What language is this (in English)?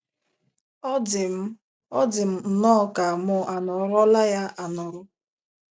Igbo